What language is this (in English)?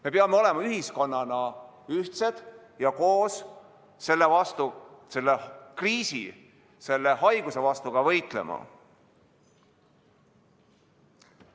Estonian